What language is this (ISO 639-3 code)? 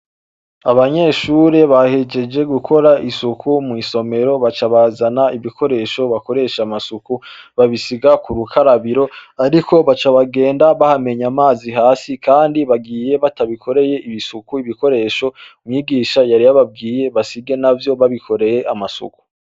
run